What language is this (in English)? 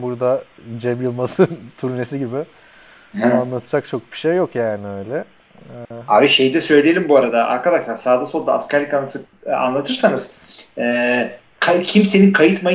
Turkish